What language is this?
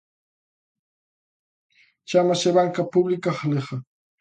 Galician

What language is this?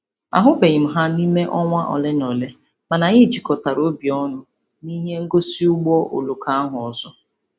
Igbo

